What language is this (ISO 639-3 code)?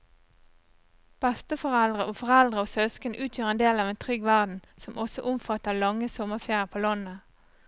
nor